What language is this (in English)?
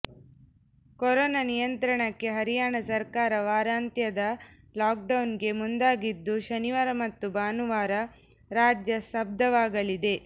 Kannada